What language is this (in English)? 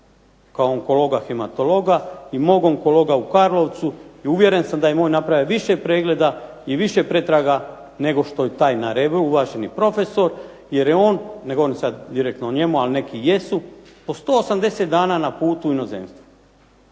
Croatian